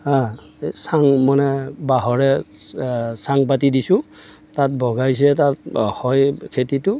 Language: Assamese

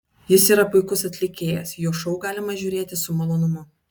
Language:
Lithuanian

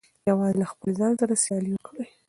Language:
Pashto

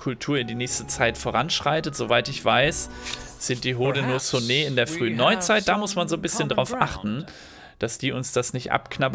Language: German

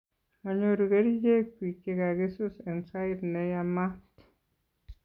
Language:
Kalenjin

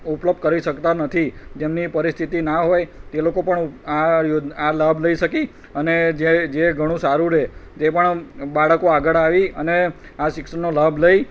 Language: Gujarati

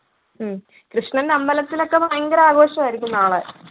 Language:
Malayalam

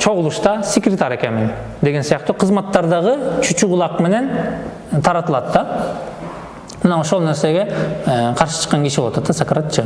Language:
Turkish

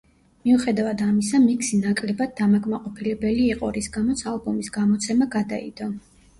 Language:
Georgian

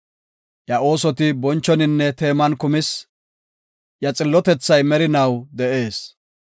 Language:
Gofa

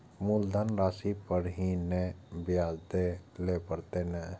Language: Maithili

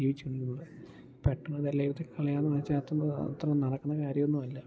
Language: Malayalam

